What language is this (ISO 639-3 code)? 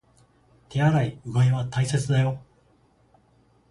jpn